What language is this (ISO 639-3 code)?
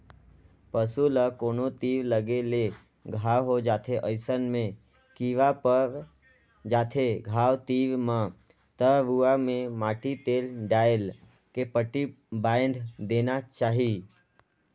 hne